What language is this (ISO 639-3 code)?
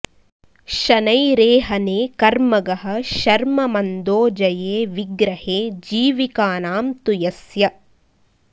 san